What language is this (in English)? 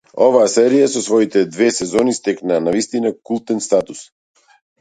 Macedonian